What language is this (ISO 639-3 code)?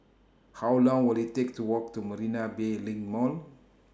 eng